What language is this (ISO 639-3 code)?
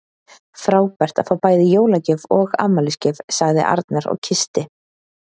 isl